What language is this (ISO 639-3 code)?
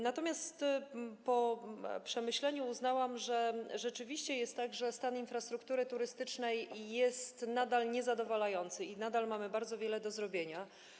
pol